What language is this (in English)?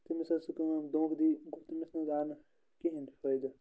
Kashmiri